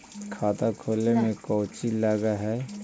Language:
Magahi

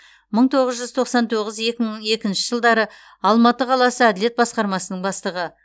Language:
Kazakh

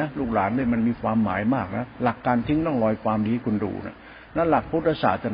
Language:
Thai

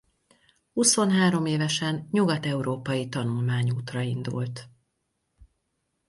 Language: Hungarian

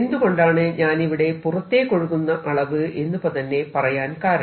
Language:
Malayalam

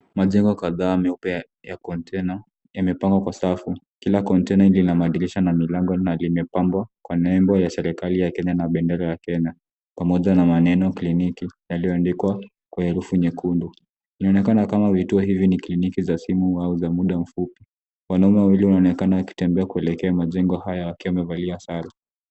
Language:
Swahili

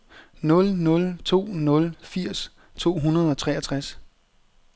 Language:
Danish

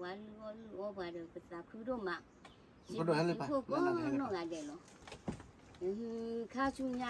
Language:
Thai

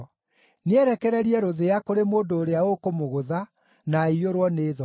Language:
Kikuyu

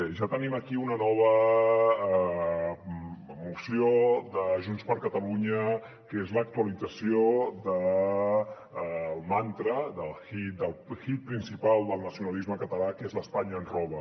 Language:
Catalan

